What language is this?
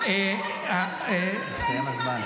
Hebrew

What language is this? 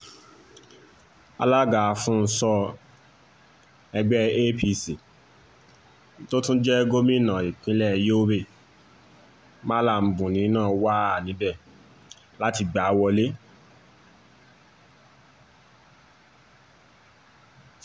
Yoruba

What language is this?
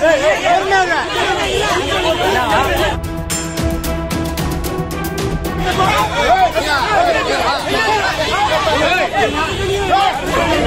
Arabic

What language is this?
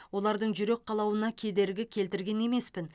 Kazakh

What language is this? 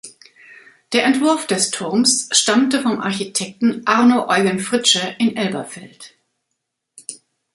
German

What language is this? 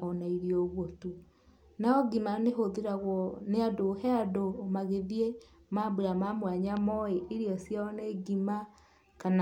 Kikuyu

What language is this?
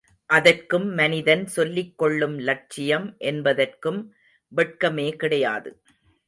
Tamil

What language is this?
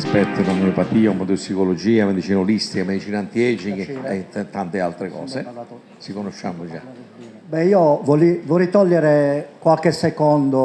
Italian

